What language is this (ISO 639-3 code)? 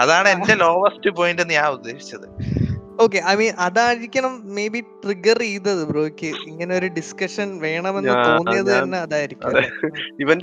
mal